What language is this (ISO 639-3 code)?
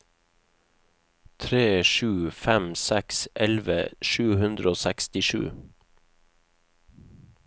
nor